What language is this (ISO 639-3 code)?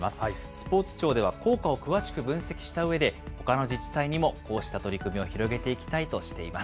jpn